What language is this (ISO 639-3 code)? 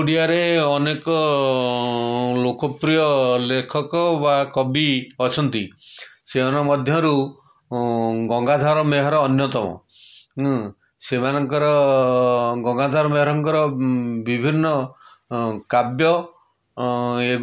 ori